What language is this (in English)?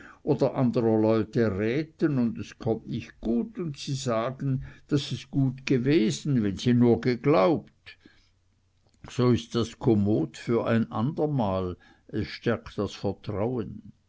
German